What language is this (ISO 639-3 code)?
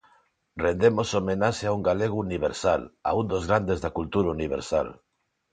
glg